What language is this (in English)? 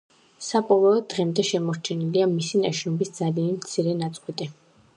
Georgian